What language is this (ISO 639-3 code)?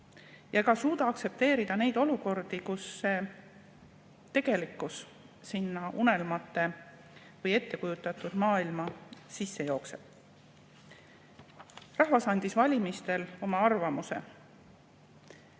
est